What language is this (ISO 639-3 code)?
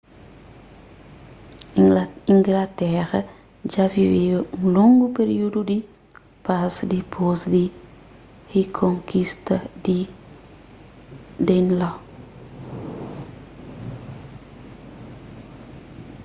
kea